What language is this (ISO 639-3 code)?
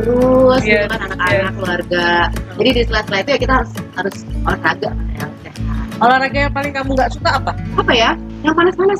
ind